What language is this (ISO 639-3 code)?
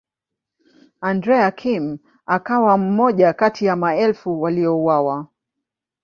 swa